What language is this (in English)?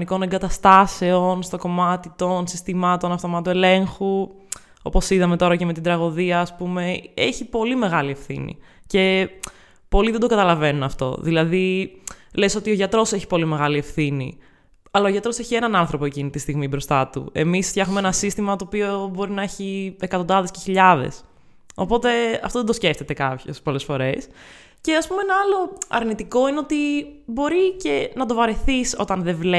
Greek